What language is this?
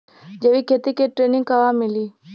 Bhojpuri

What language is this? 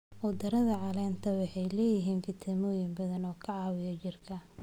Somali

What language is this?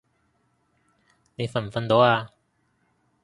Cantonese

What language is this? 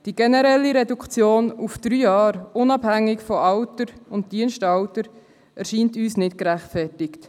Swiss German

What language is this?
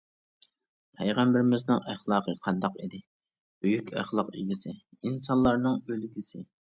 Uyghur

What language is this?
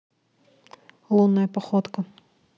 Russian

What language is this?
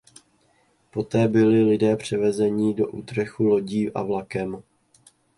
Czech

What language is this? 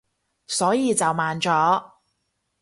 Cantonese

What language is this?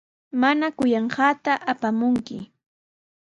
Sihuas Ancash Quechua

